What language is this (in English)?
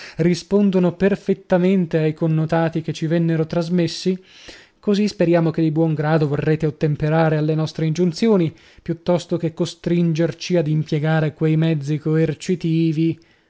Italian